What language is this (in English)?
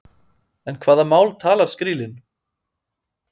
Icelandic